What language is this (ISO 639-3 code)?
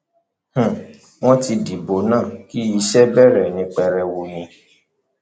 yor